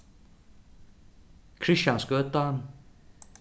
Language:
Faroese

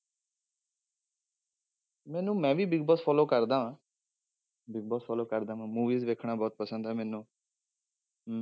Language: Punjabi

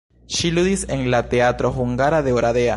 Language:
Esperanto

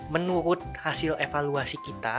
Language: Indonesian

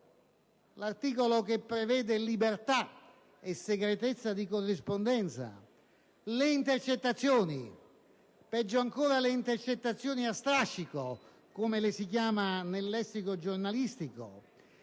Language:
Italian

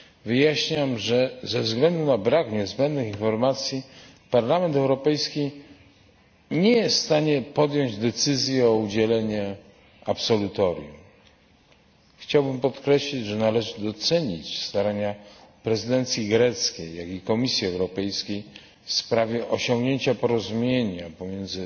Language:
Polish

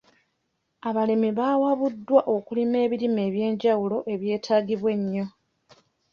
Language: Ganda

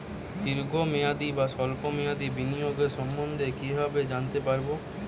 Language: Bangla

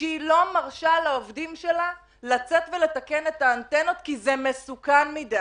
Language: Hebrew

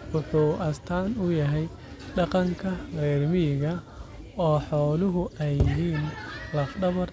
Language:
Somali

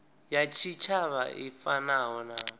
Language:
Venda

